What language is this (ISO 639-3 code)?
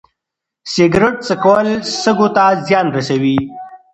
pus